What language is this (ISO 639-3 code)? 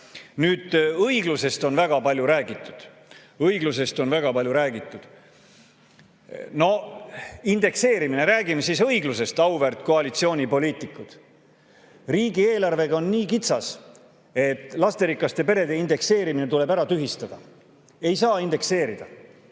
est